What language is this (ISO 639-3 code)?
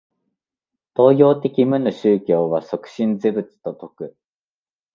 jpn